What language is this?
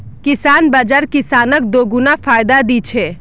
Magahi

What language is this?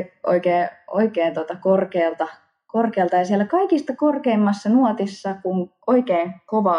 Finnish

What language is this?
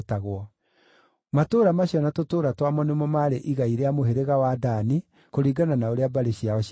Kikuyu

